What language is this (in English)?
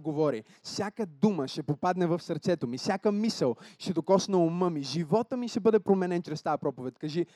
Bulgarian